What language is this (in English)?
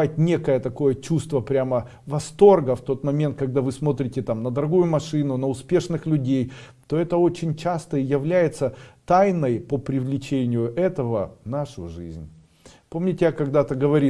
Russian